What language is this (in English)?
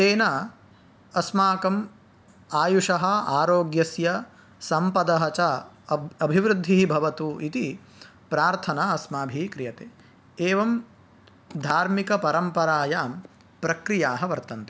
Sanskrit